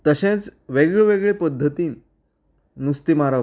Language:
Konkani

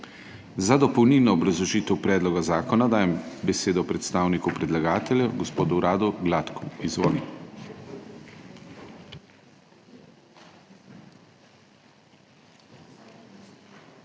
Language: Slovenian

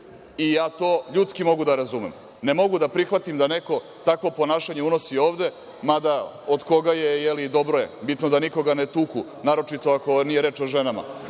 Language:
Serbian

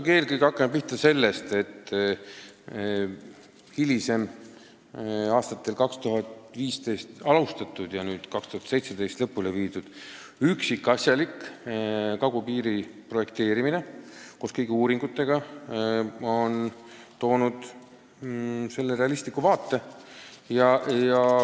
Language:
Estonian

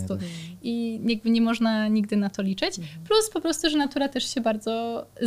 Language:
Polish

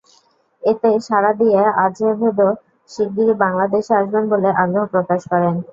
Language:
Bangla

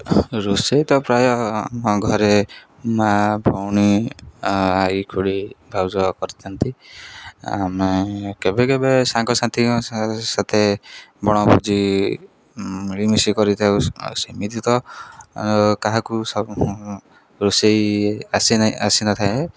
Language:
Odia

